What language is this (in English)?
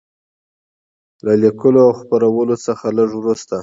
Pashto